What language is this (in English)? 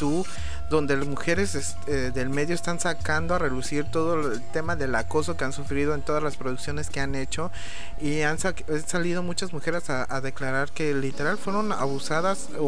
Spanish